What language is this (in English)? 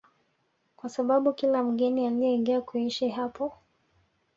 Swahili